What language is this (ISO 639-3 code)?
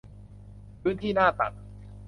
tha